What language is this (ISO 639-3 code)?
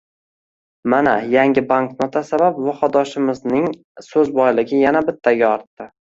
uzb